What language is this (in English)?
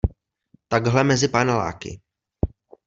Czech